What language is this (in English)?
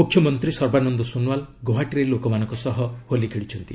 Odia